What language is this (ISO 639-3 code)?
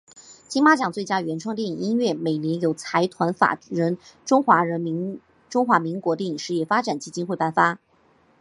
zho